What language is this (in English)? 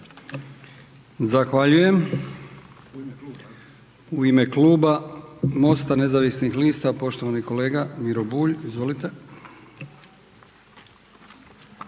Croatian